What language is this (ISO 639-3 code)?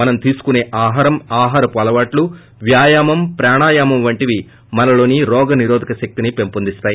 tel